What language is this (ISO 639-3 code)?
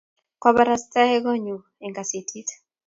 kln